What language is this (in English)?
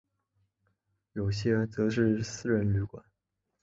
Chinese